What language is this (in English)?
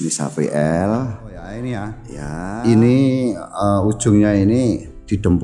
Indonesian